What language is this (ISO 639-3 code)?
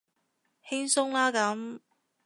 yue